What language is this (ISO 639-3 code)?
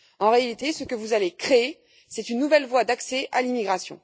fra